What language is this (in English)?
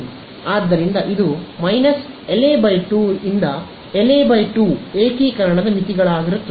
Kannada